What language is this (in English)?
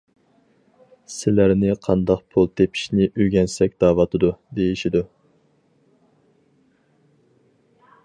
Uyghur